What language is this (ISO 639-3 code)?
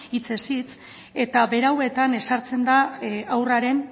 eus